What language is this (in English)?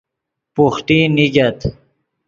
Yidgha